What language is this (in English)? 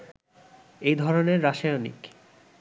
Bangla